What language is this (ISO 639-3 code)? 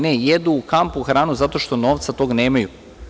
srp